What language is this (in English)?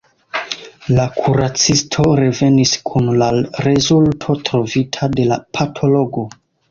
Esperanto